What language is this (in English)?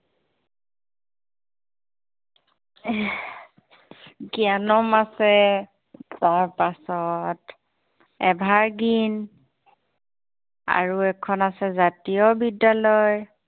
Assamese